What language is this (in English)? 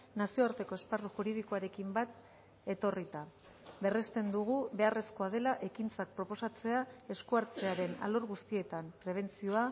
Basque